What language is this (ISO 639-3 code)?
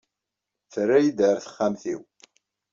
kab